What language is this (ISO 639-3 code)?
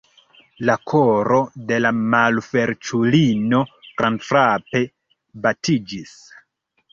epo